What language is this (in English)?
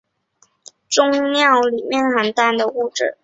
Chinese